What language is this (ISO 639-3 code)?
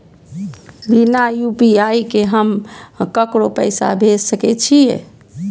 mai